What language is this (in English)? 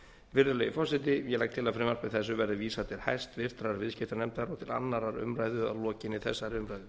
Icelandic